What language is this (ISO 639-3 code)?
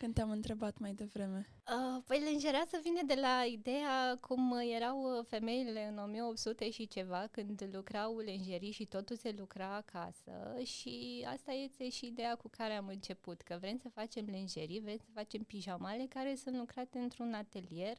ron